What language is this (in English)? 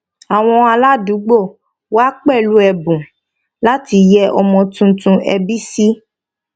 Yoruba